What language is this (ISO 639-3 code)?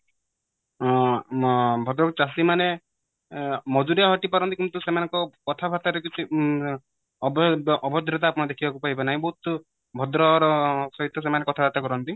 ori